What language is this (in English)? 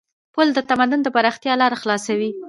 Pashto